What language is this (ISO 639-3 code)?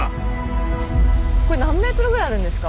jpn